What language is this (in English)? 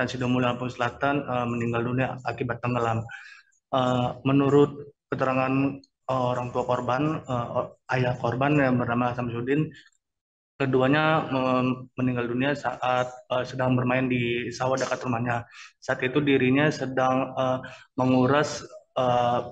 Indonesian